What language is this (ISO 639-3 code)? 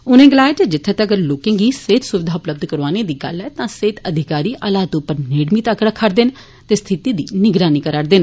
doi